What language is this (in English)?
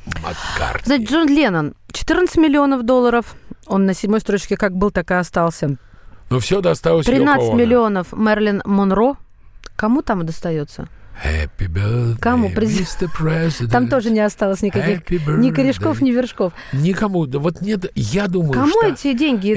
Russian